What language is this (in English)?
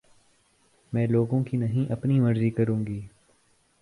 Urdu